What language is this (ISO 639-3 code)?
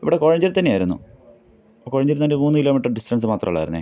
mal